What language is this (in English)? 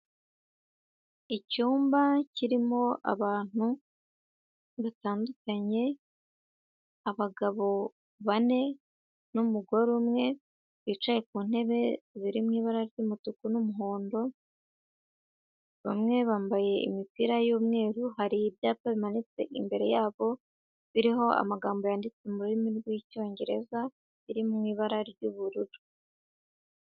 Kinyarwanda